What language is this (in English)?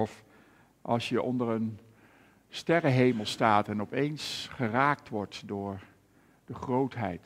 Dutch